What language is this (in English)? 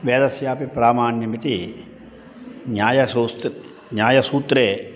Sanskrit